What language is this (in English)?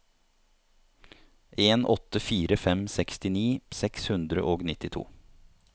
Norwegian